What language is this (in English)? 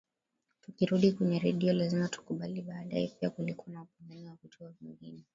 Swahili